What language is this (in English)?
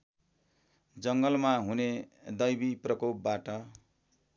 Nepali